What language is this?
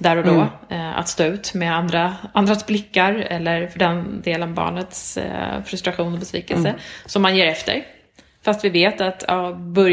Swedish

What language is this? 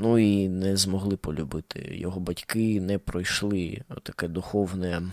Ukrainian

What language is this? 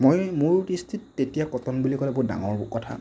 Assamese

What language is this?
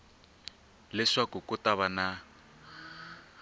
Tsonga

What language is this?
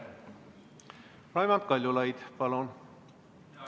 Estonian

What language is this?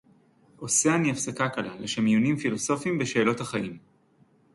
Hebrew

